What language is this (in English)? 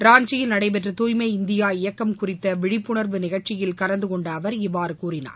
Tamil